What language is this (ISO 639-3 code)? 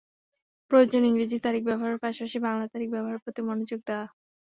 ben